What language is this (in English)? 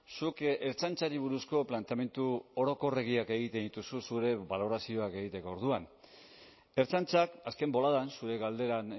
Basque